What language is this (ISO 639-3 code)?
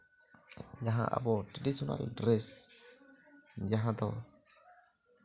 sat